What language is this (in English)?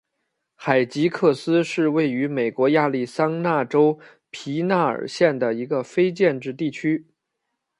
Chinese